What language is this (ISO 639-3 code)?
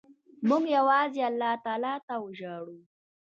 pus